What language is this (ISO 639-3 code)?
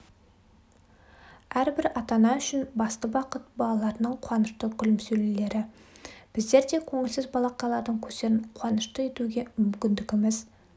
kaz